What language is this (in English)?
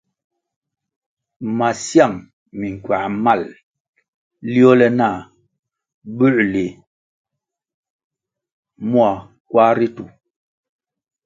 Kwasio